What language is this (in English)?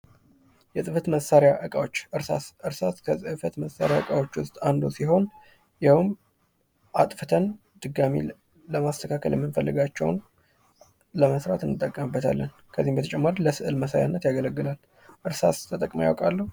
Amharic